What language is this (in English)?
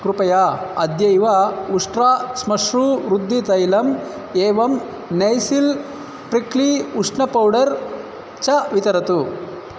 Sanskrit